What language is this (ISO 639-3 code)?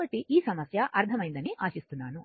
tel